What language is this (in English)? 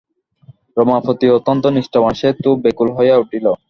Bangla